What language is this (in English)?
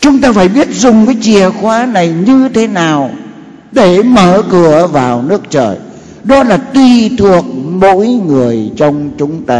Vietnamese